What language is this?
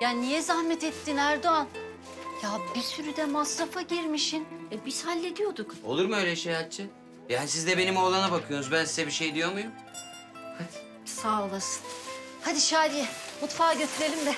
Turkish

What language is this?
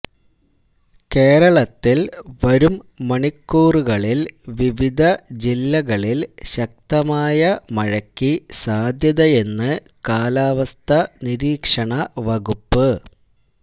Malayalam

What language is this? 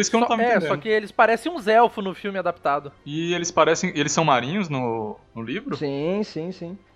Portuguese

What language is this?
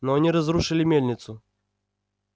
Russian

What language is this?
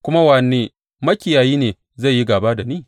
Hausa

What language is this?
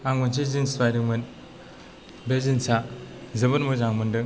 Bodo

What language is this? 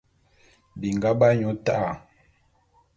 Bulu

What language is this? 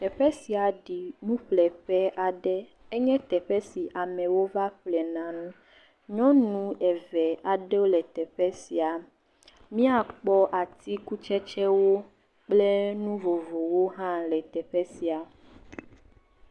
Ewe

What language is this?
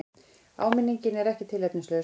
Icelandic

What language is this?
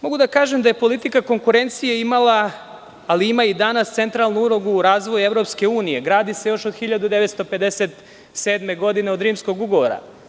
Serbian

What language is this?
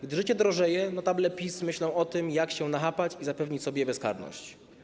Polish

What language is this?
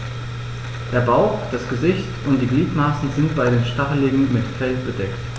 German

